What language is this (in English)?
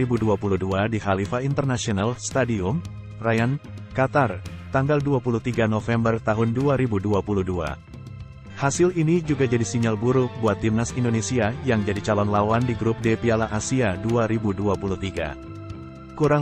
Indonesian